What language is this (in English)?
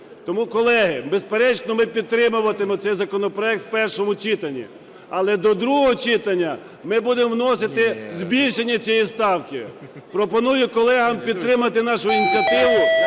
Ukrainian